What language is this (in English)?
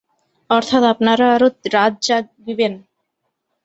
Bangla